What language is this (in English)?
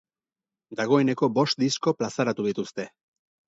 Basque